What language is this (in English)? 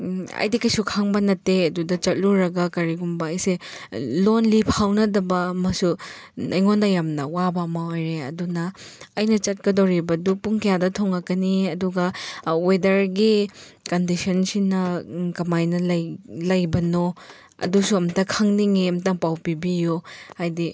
Manipuri